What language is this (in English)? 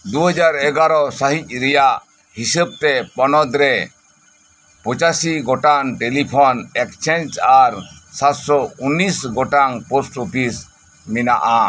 Santali